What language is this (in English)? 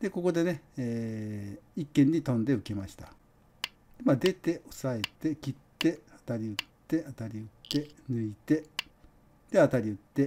Japanese